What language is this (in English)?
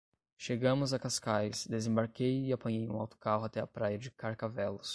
Portuguese